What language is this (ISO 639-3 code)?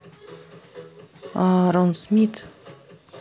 rus